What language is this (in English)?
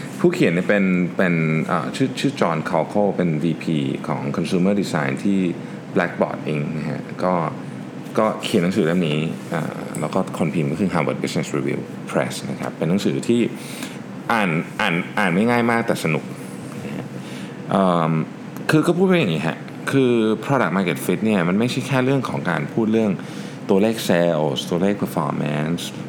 Thai